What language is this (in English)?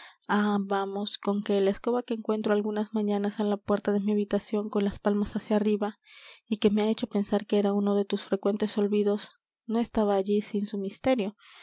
Spanish